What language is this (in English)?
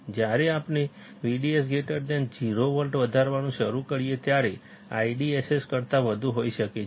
Gujarati